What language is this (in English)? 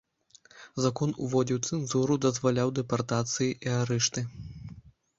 Belarusian